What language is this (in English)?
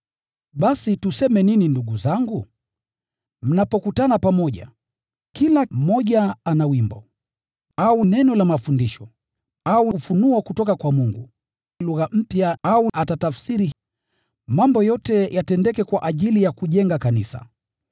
Swahili